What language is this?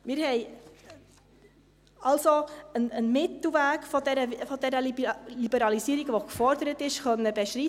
Swiss German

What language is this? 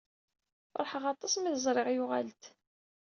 Kabyle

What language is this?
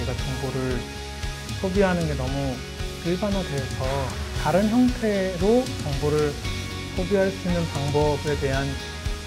Korean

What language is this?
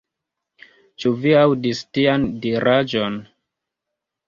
Esperanto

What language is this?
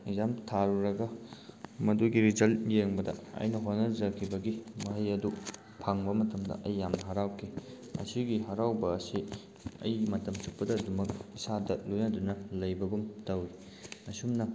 Manipuri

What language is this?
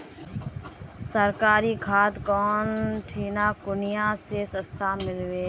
Magahi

